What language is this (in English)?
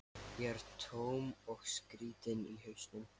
Icelandic